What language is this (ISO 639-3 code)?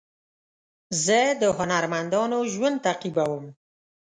pus